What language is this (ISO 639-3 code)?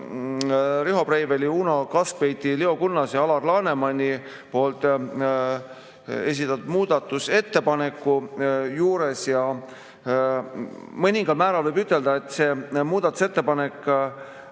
est